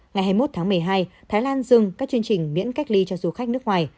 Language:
Vietnamese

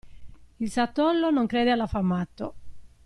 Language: Italian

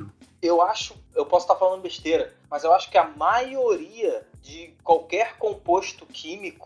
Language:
Portuguese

